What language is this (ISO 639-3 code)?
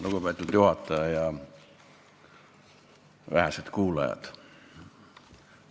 est